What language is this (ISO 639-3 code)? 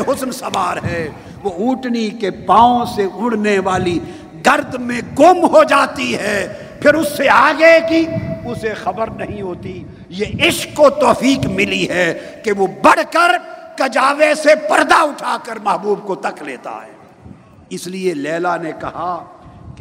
urd